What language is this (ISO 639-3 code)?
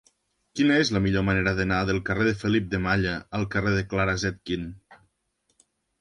cat